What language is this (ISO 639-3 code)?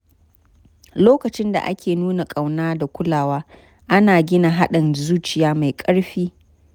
hau